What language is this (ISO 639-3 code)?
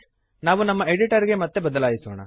kan